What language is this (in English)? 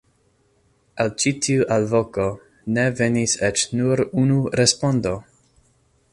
Esperanto